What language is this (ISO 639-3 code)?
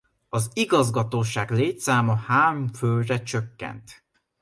hun